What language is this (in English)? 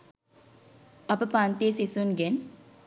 Sinhala